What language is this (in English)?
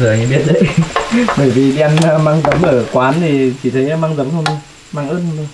Vietnamese